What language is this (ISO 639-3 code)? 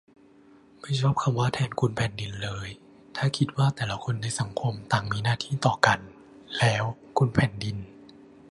tha